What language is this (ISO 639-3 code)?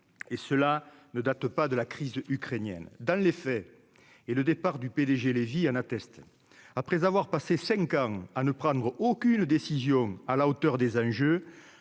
fra